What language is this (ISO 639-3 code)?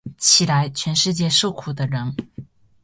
zho